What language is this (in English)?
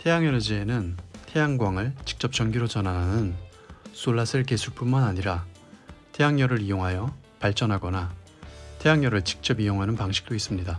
Korean